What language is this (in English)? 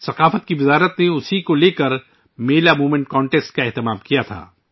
Urdu